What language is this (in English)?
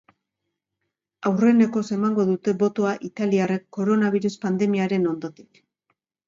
Basque